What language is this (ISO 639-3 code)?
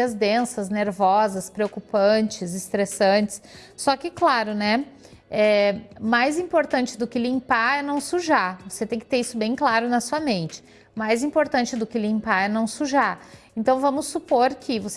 por